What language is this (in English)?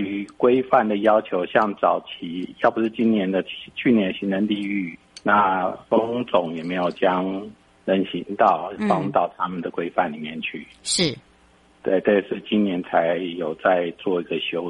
Chinese